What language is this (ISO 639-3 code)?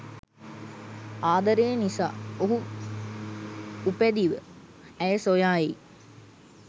sin